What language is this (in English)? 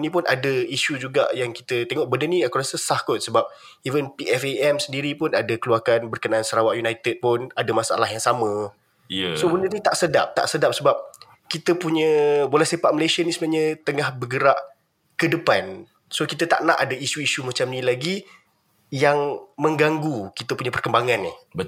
Malay